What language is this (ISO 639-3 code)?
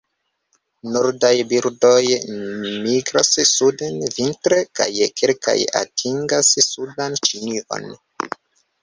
epo